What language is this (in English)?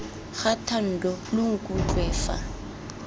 Tswana